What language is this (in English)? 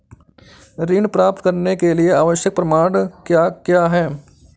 Hindi